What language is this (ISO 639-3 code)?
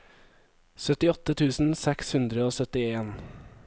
nor